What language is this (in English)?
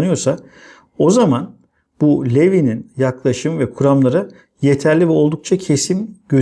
Turkish